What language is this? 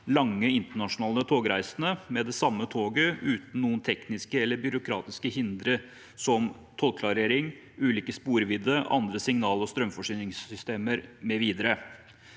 Norwegian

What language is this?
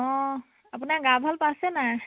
Assamese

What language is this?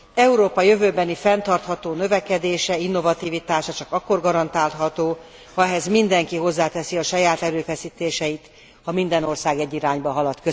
Hungarian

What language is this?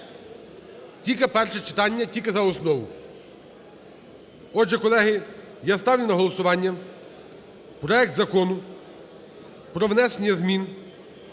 Ukrainian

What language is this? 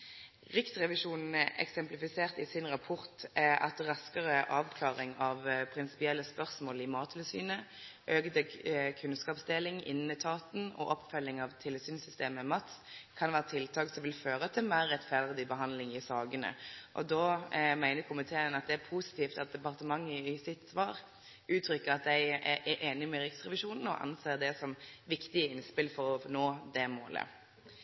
Norwegian Nynorsk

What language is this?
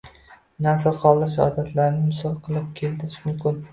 Uzbek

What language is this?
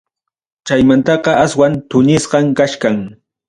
Ayacucho Quechua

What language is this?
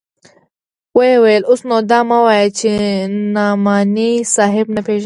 Pashto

